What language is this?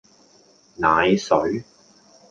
Cantonese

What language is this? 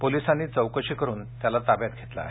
Marathi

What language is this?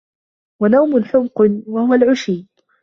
Arabic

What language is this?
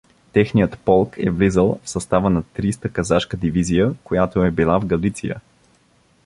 Bulgarian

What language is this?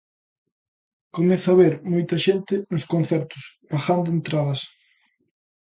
Galician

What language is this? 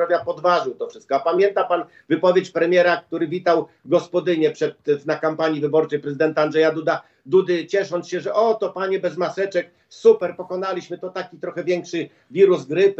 Polish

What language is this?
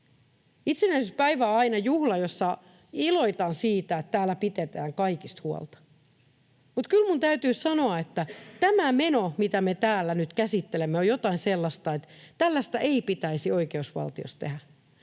Finnish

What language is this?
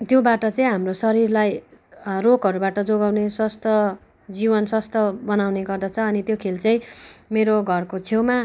Nepali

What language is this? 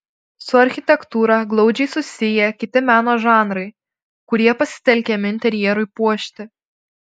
Lithuanian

